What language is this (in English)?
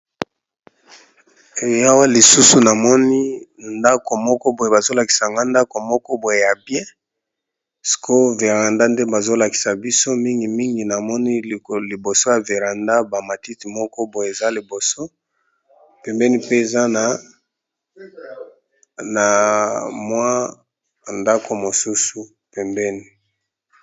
Lingala